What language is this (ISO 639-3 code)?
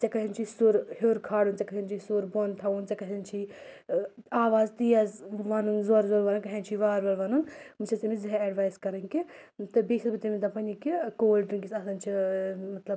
kas